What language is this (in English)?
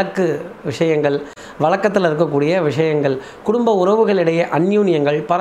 Tamil